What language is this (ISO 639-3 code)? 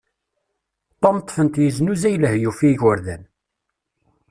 kab